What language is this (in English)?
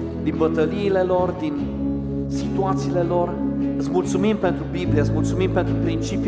Romanian